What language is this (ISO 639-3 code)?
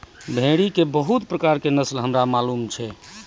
mai